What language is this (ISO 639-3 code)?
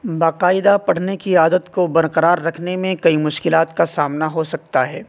urd